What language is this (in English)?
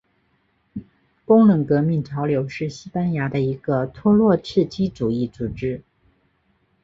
Chinese